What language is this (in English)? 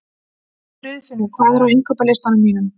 Icelandic